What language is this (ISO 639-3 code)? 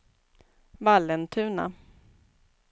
swe